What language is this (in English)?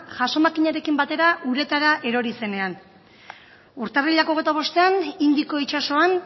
Basque